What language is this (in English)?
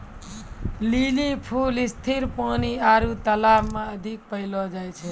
Maithili